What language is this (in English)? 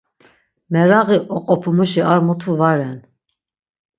Laz